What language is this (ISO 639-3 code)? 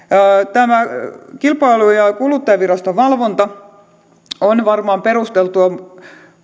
fin